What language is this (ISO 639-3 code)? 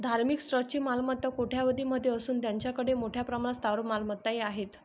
mar